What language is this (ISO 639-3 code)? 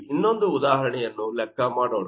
kan